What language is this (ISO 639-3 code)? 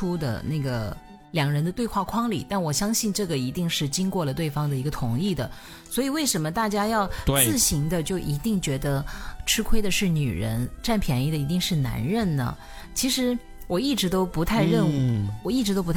zho